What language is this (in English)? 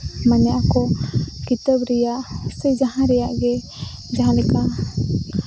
Santali